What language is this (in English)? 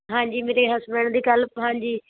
Punjabi